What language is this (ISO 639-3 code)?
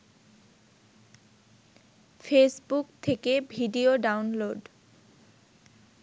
ben